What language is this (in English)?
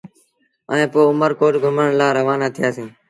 Sindhi Bhil